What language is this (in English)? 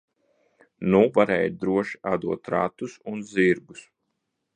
Latvian